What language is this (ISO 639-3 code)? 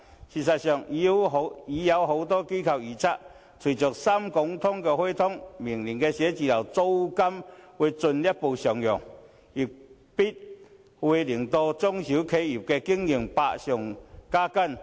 yue